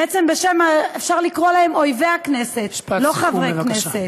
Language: Hebrew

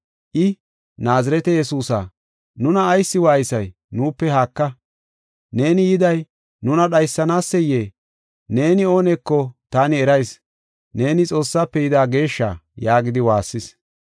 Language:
Gofa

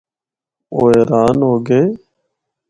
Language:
Northern Hindko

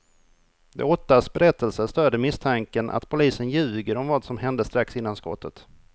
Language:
Swedish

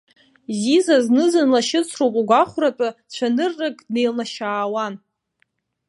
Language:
Abkhazian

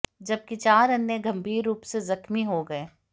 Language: Hindi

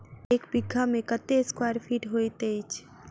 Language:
Maithili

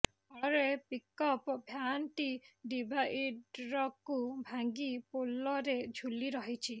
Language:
Odia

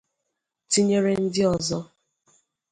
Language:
Igbo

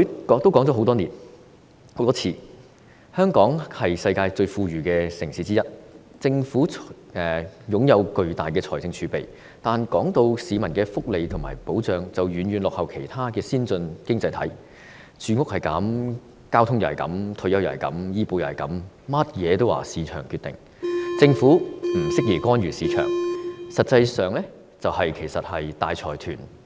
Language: Cantonese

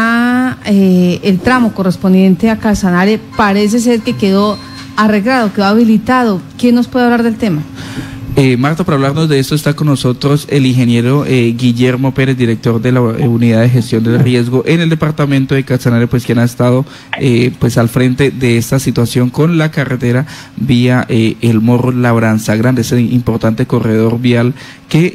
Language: Spanish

